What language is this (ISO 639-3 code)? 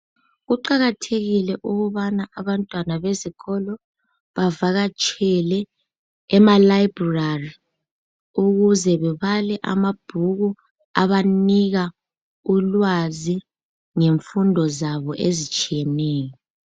nde